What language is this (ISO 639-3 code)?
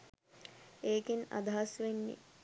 sin